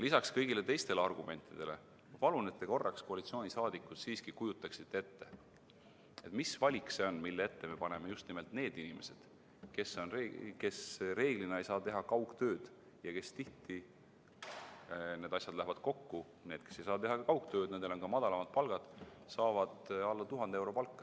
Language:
Estonian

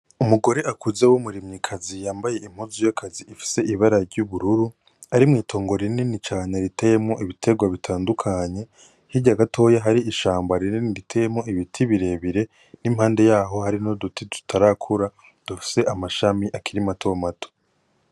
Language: Rundi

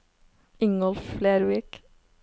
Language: Norwegian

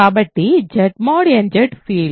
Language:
Telugu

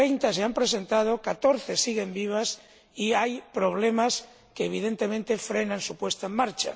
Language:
Spanish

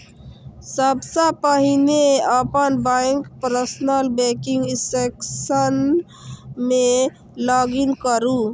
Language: Maithili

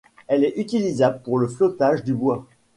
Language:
French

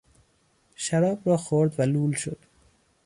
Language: Persian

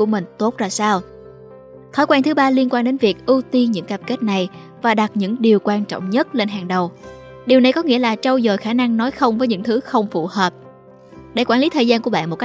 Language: Vietnamese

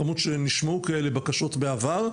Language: Hebrew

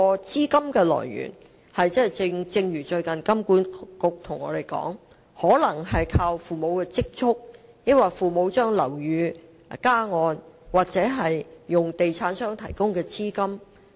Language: Cantonese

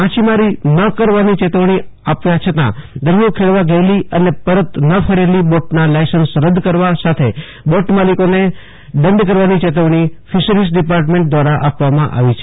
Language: Gujarati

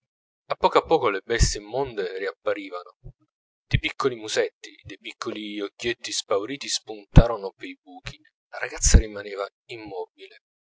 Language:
Italian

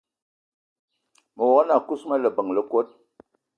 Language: Eton (Cameroon)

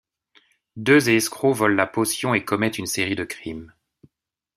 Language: French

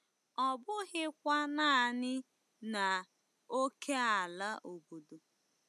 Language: Igbo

